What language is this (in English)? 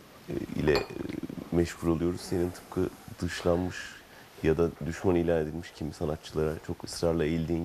Turkish